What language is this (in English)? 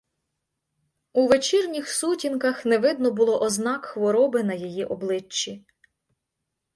Ukrainian